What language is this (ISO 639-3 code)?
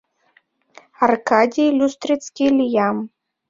chm